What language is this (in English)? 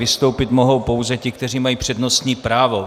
Czech